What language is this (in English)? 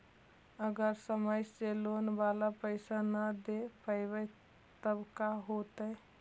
Magahi